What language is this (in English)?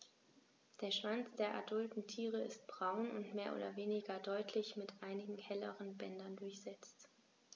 German